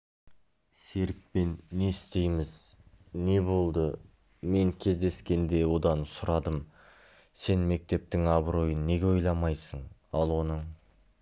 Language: Kazakh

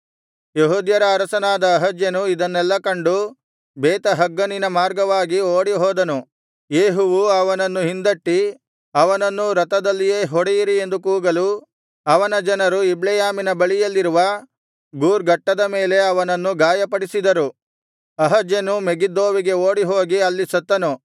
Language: Kannada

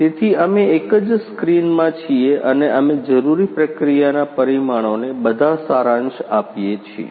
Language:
Gujarati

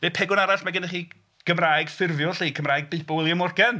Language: Welsh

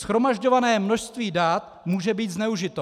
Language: Czech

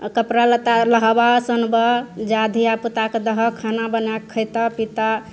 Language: Maithili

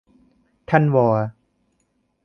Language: Thai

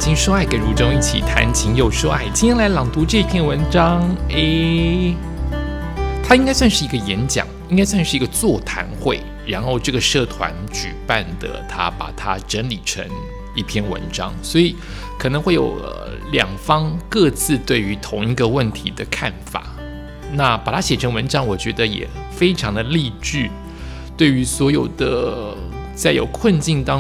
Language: Chinese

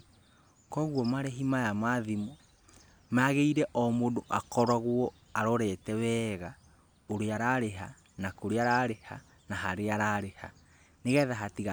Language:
Kikuyu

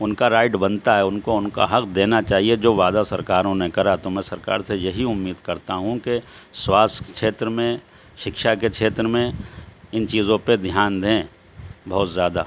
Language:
Urdu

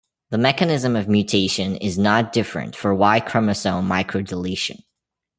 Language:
English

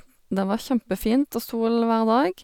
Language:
Norwegian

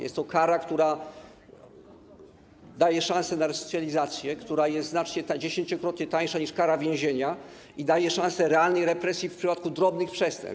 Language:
Polish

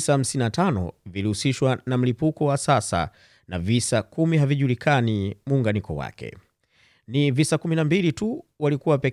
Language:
Swahili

